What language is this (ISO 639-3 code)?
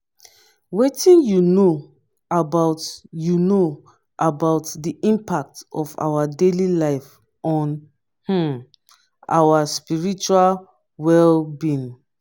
pcm